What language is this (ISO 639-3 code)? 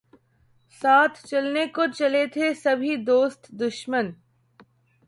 urd